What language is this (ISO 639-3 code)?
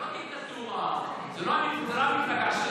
heb